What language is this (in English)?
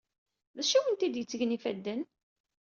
Kabyle